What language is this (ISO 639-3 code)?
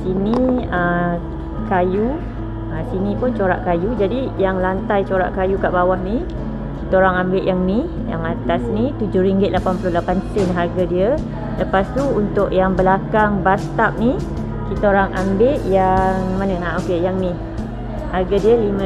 msa